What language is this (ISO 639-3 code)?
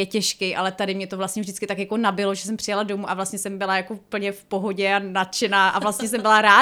ces